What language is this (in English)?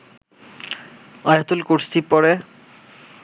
Bangla